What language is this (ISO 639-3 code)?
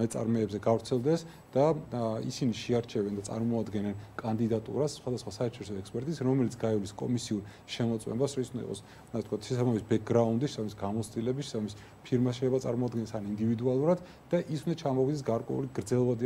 ron